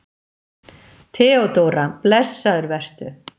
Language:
Icelandic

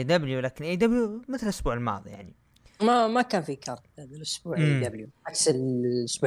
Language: Arabic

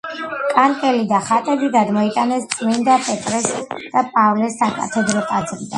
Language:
Georgian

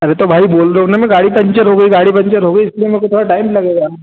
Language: Hindi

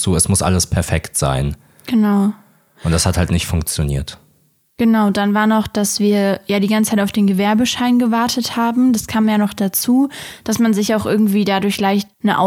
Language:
German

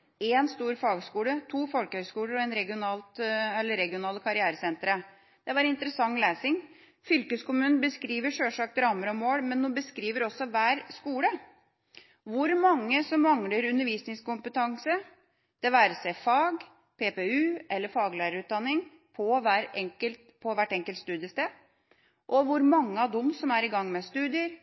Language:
Norwegian Bokmål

